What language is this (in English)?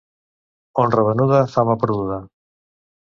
Catalan